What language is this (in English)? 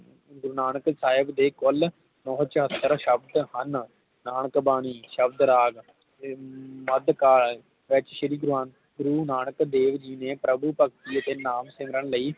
Punjabi